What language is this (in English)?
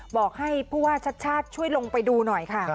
Thai